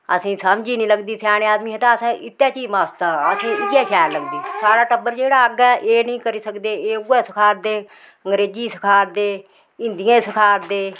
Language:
Dogri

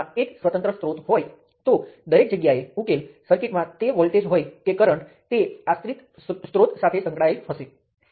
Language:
Gujarati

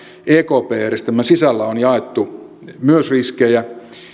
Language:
Finnish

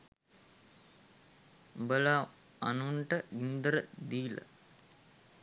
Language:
Sinhala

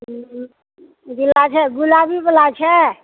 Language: Maithili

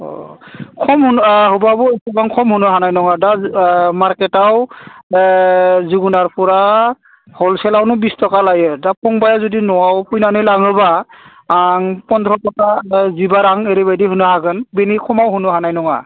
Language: Bodo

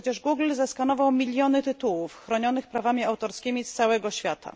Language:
Polish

